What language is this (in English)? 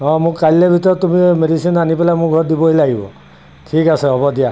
Assamese